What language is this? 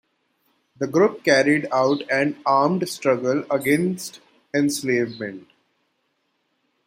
English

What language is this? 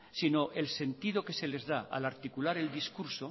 Spanish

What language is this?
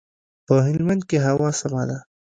Pashto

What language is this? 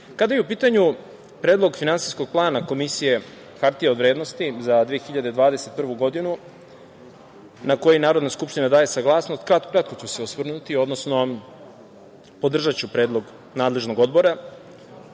Serbian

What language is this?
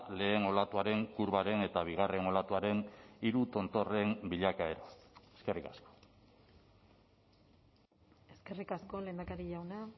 Basque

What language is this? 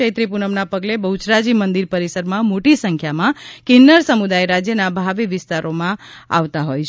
Gujarati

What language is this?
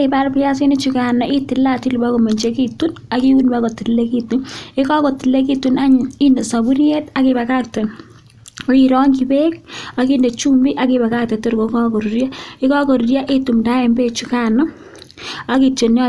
Kalenjin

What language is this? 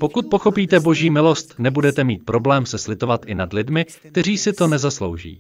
Czech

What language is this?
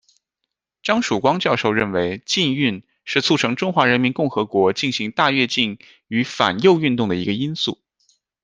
Chinese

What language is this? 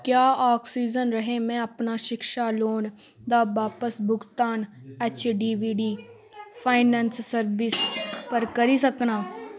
Dogri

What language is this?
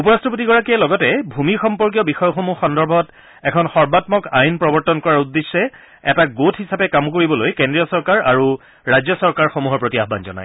Assamese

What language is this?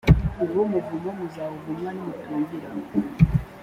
Kinyarwanda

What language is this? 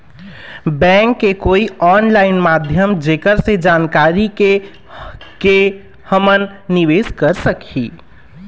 Chhattisgarhi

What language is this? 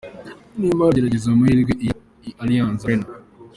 Kinyarwanda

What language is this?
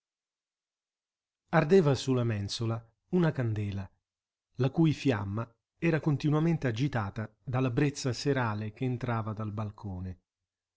Italian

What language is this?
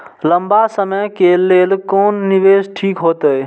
Maithili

